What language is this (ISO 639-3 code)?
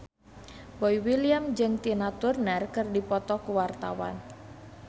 sun